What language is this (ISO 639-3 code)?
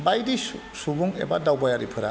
brx